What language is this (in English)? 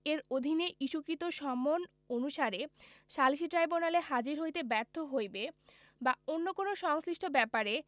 Bangla